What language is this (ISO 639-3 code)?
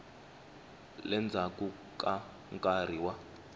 tso